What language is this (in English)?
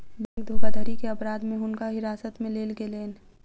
Maithili